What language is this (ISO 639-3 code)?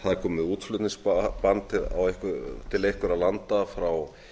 isl